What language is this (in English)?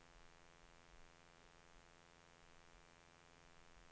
Danish